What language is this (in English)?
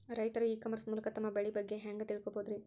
Kannada